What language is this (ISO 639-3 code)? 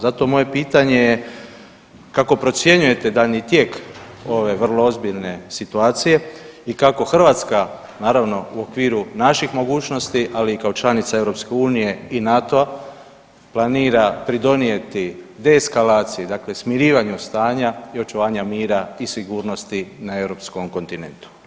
hrv